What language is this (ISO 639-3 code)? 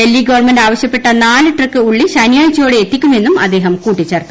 mal